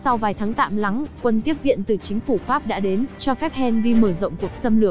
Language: Vietnamese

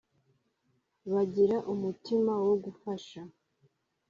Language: Kinyarwanda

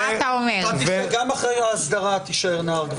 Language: Hebrew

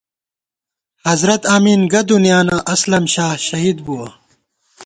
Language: Gawar-Bati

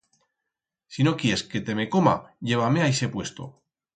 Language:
Aragonese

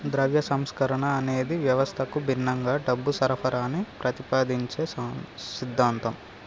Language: Telugu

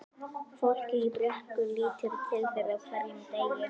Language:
Icelandic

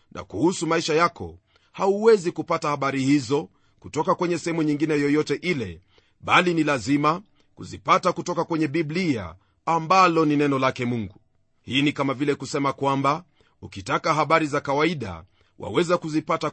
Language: Swahili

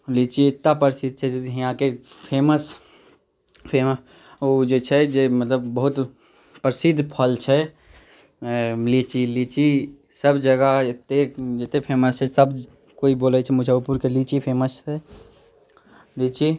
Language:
Maithili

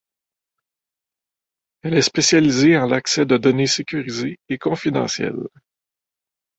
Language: French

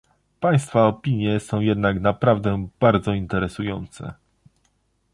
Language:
Polish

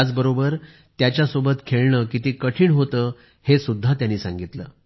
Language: Marathi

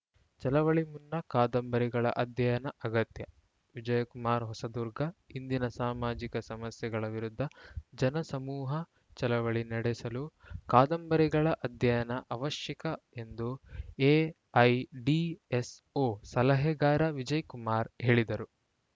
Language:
Kannada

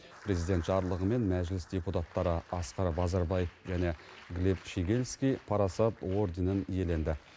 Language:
Kazakh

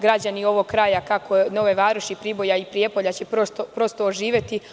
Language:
Serbian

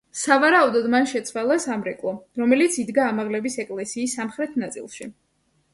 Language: Georgian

